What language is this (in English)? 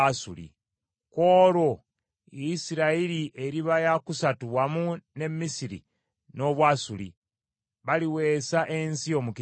Ganda